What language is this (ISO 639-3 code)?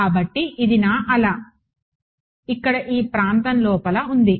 tel